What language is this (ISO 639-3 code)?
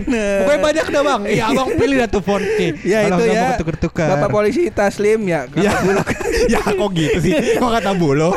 ind